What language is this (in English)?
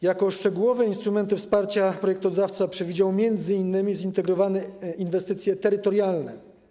Polish